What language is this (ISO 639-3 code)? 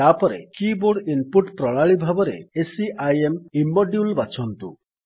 ori